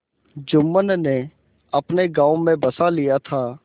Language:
Hindi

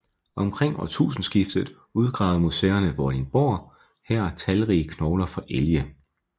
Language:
Danish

